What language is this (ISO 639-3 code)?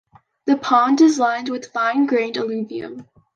eng